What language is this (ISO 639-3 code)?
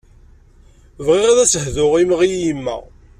kab